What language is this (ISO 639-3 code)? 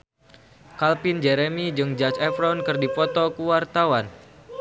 sun